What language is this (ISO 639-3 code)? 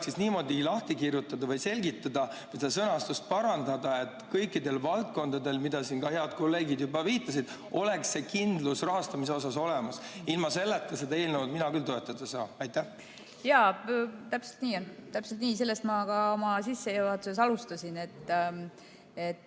est